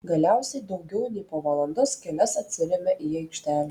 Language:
Lithuanian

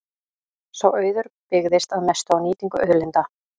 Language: Icelandic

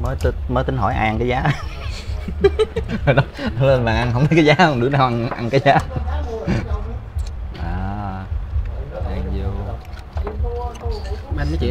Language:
Vietnamese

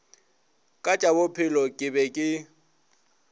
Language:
Northern Sotho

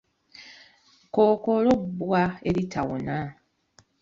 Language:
Ganda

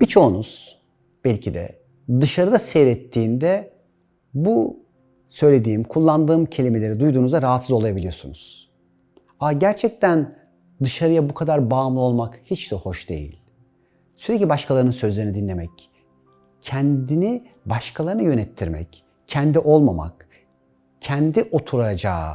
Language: Turkish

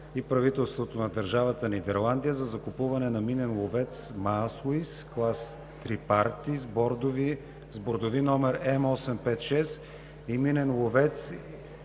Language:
Bulgarian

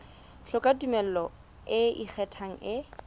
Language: Southern Sotho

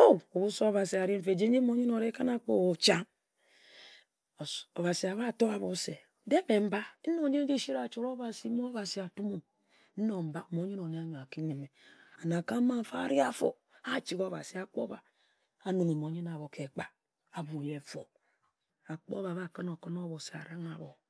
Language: Ejagham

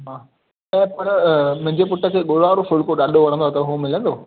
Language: Sindhi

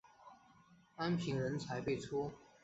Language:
Chinese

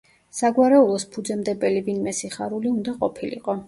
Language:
Georgian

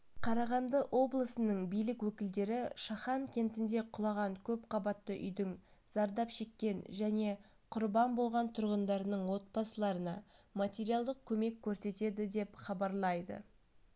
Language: Kazakh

